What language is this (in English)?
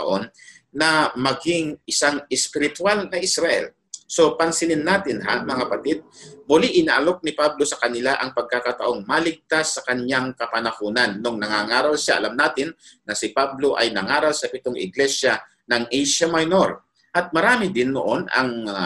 Filipino